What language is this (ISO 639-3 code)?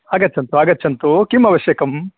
san